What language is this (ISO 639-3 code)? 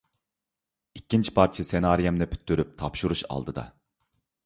uig